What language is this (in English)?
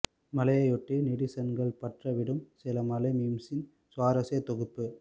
Tamil